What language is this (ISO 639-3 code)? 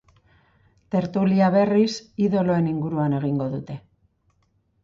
eus